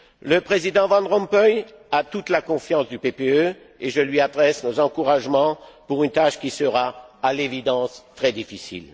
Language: French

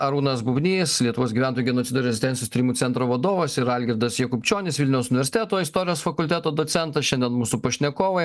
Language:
Lithuanian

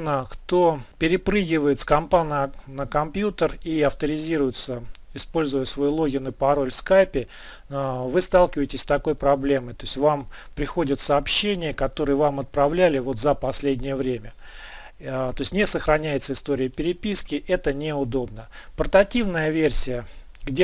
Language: Russian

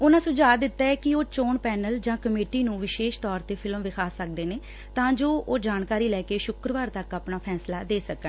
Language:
Punjabi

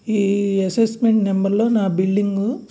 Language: Telugu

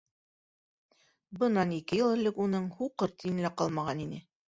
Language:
Bashkir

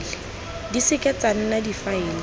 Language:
Tswana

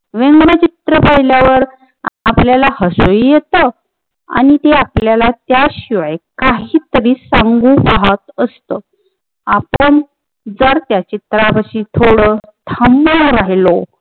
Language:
Marathi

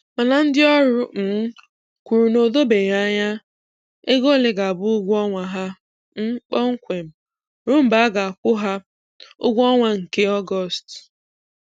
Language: Igbo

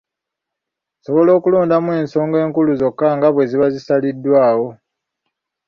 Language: Ganda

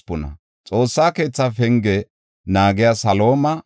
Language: Gofa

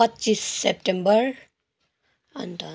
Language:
Nepali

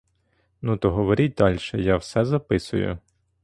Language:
Ukrainian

